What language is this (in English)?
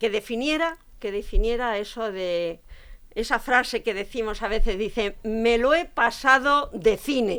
Spanish